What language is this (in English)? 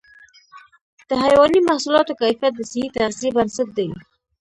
Pashto